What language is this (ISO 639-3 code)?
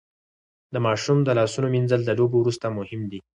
pus